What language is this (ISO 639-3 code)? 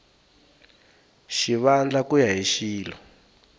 tso